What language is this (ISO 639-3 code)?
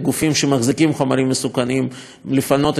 heb